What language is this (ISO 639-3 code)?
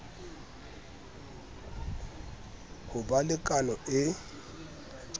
sot